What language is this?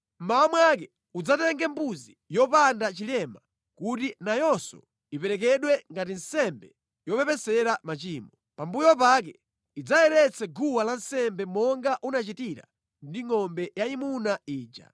Nyanja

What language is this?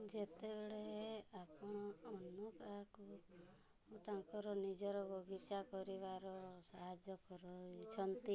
Odia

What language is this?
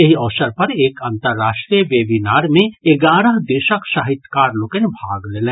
Maithili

